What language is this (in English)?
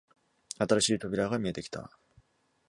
Japanese